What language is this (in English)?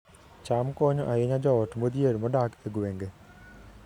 Luo (Kenya and Tanzania)